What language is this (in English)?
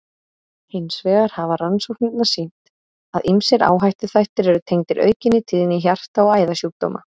Icelandic